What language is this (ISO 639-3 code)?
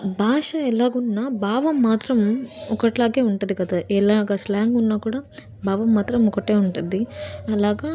tel